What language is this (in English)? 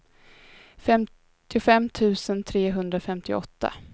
Swedish